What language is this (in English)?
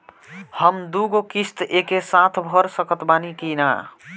Bhojpuri